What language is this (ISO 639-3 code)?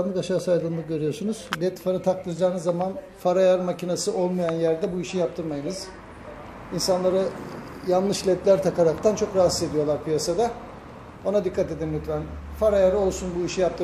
tur